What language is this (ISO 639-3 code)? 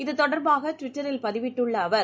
tam